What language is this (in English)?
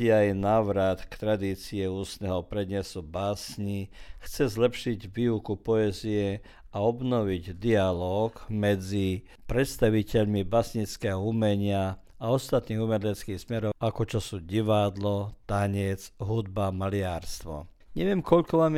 Croatian